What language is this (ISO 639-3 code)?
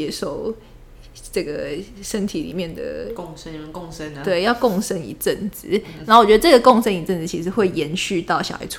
zho